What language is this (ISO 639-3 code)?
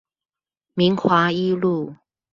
zho